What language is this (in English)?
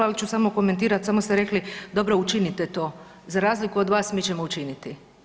Croatian